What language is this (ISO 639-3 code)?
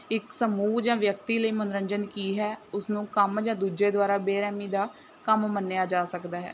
pan